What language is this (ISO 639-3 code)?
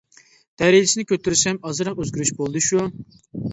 uig